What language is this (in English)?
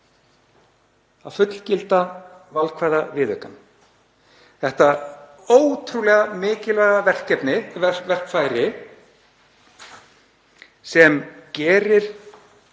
Icelandic